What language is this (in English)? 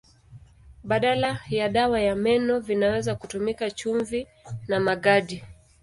Swahili